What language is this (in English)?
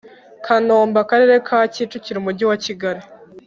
Kinyarwanda